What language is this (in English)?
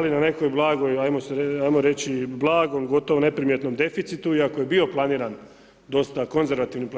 Croatian